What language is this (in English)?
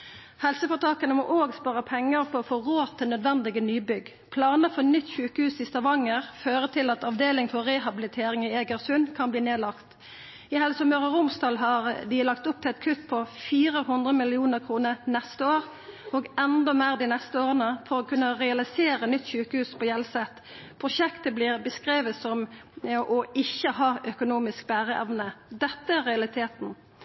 Norwegian Nynorsk